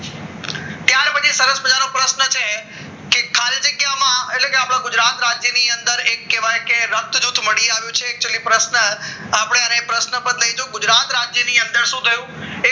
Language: Gujarati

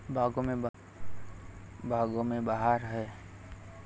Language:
Marathi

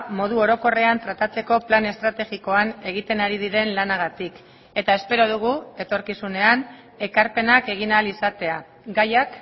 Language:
Basque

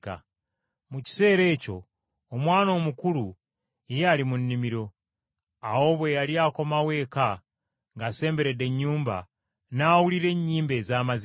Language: Ganda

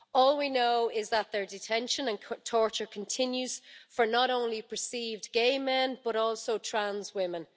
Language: English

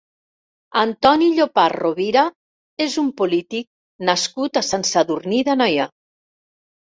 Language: Catalan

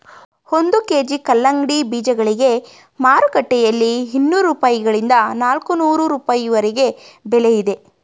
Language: Kannada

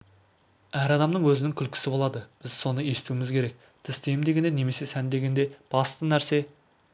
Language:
Kazakh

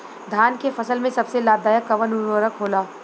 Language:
Bhojpuri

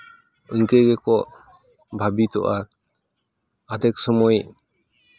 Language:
Santali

